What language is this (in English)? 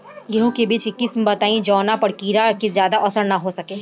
Bhojpuri